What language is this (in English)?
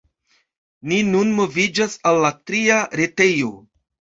Esperanto